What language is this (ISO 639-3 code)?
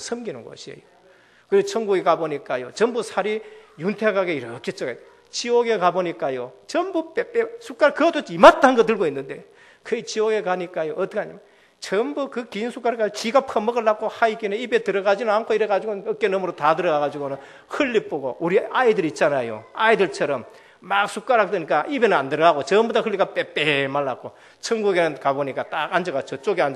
kor